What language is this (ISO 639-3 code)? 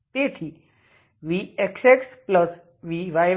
guj